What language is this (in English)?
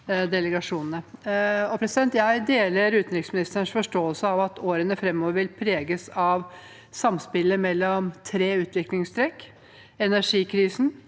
Norwegian